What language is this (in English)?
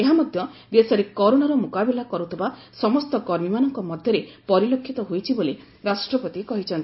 Odia